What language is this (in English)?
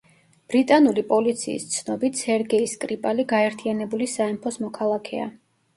Georgian